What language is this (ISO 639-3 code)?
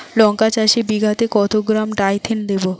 ben